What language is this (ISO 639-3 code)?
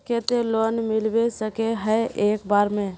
mag